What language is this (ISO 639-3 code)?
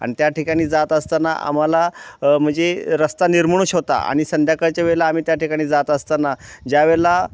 mar